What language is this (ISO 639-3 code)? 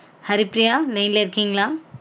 tam